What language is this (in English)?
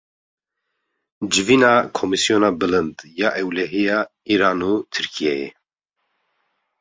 Kurdish